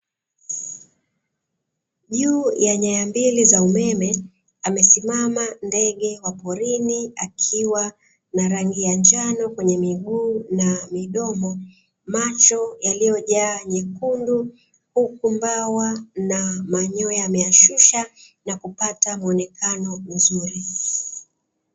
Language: Swahili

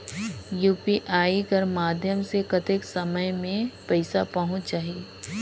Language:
Chhattisgarhi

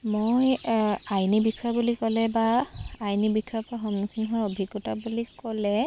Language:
Assamese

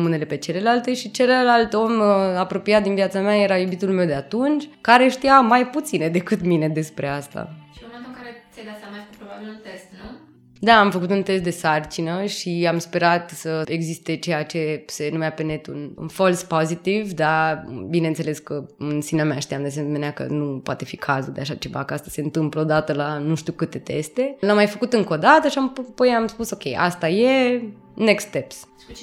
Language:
Romanian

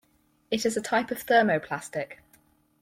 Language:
English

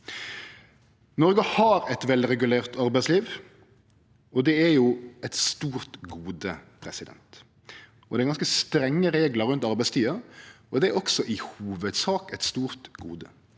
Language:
Norwegian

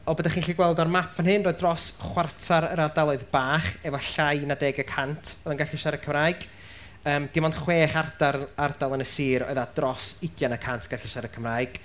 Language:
Welsh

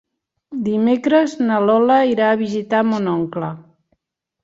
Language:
Catalan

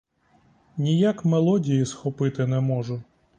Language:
Ukrainian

